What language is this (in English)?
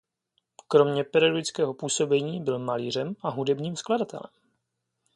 Czech